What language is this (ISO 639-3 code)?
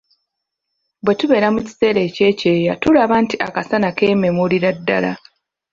lug